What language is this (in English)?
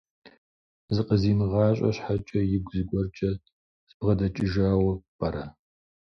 Kabardian